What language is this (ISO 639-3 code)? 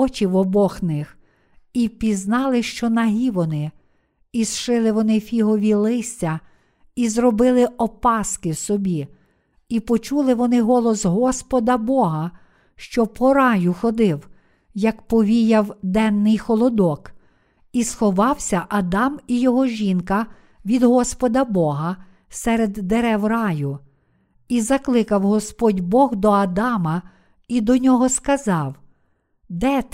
ukr